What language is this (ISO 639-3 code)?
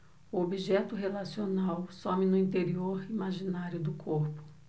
por